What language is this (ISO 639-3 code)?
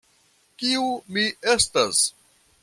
epo